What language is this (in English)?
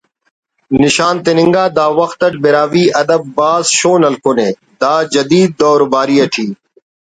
Brahui